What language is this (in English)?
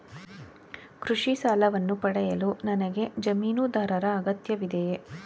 Kannada